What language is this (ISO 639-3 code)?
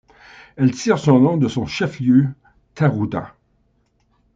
fra